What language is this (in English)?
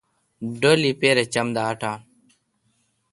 Kalkoti